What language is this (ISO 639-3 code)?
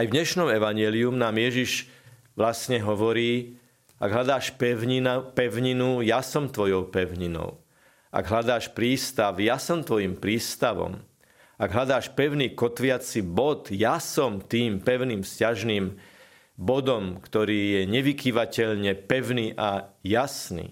slk